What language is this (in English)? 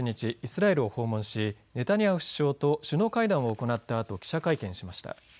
Japanese